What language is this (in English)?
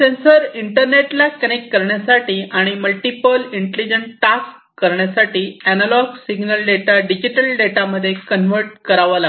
Marathi